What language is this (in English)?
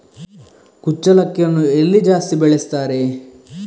Kannada